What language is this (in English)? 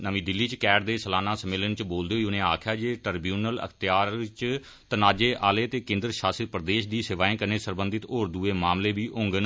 Dogri